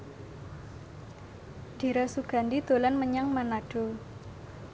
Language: Javanese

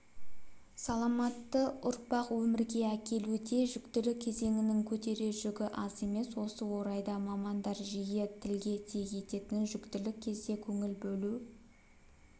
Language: Kazakh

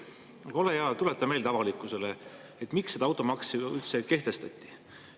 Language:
Estonian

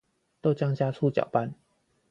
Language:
Chinese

